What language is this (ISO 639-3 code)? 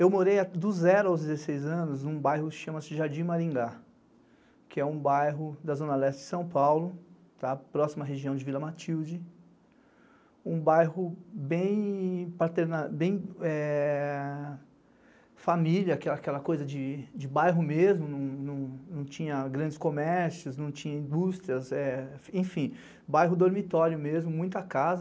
por